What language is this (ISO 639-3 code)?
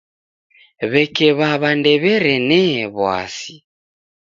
dav